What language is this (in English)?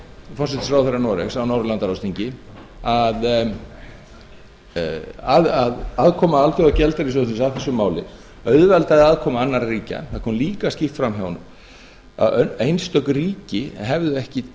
Icelandic